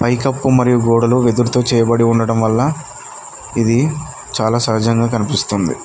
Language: Telugu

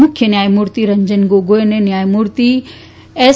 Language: Gujarati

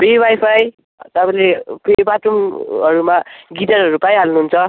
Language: Nepali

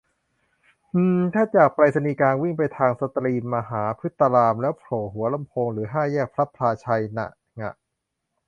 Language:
Thai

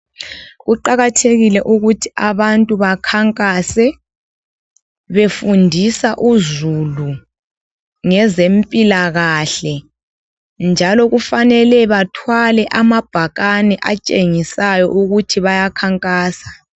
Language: North Ndebele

